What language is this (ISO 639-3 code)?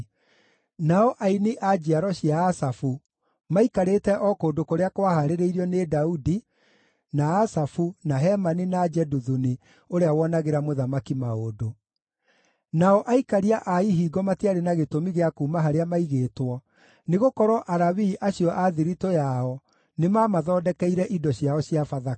kik